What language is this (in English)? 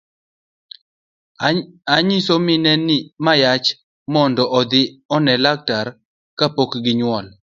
Luo (Kenya and Tanzania)